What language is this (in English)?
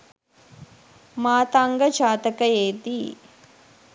Sinhala